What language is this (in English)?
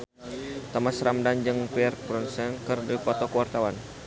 Sundanese